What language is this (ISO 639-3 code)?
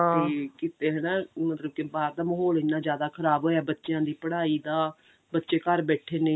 pan